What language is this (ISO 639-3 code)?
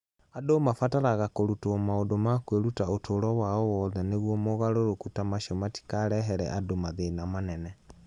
kik